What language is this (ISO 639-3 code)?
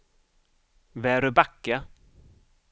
swe